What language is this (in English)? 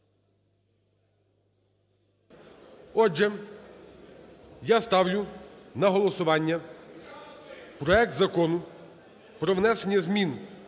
Ukrainian